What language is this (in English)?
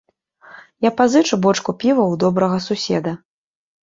Belarusian